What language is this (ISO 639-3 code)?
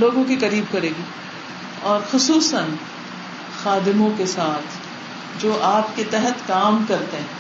urd